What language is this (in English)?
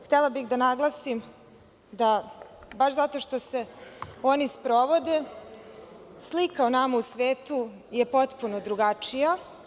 Serbian